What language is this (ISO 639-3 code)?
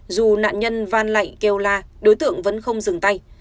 vie